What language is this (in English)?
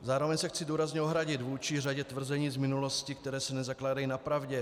Czech